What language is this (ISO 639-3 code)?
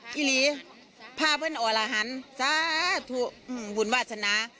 tha